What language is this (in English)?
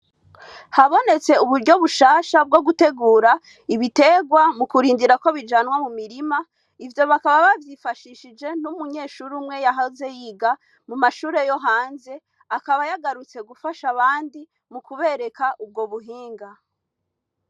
Rundi